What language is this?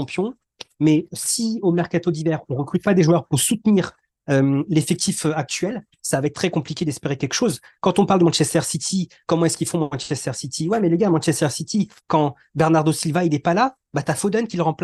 French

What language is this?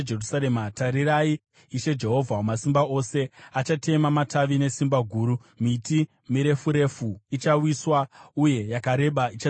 Shona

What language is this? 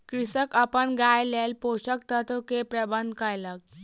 Maithili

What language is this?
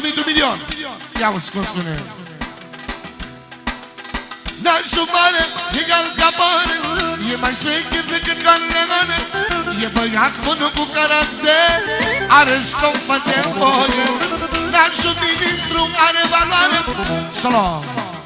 Romanian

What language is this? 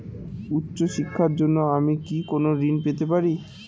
Bangla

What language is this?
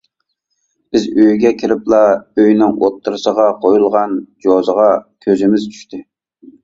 Uyghur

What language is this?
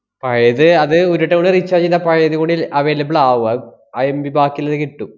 Malayalam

